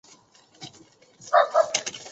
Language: Chinese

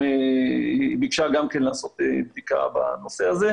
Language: Hebrew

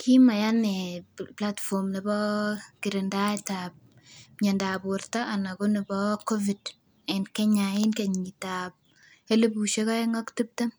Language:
Kalenjin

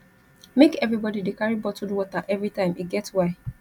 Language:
Nigerian Pidgin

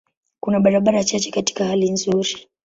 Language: Swahili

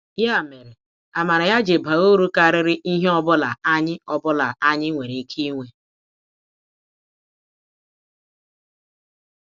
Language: Igbo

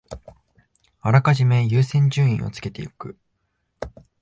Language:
Japanese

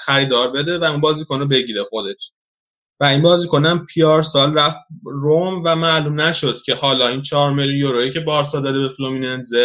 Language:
Persian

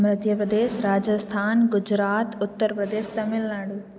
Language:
Sindhi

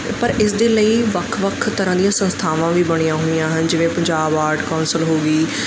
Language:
Punjabi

